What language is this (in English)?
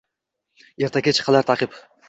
Uzbek